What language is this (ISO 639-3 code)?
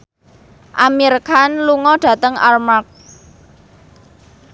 jav